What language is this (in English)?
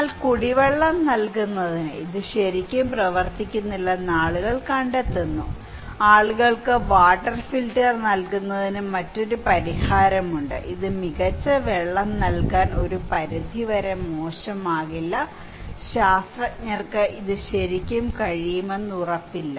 Malayalam